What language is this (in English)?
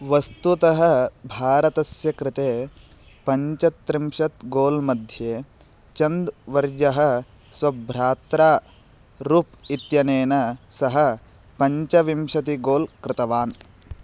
Sanskrit